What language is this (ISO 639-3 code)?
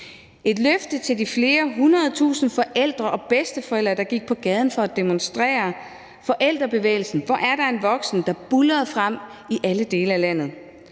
dan